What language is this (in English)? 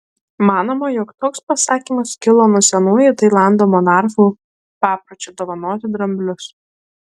Lithuanian